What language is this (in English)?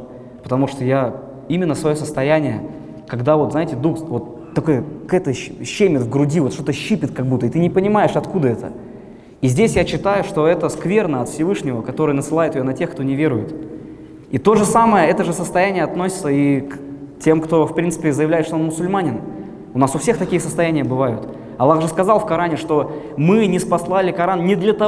Russian